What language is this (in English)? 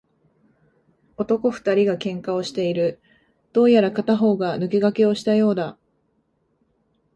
Japanese